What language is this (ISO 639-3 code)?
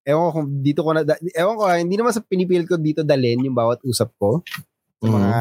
fil